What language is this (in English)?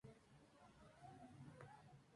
Spanish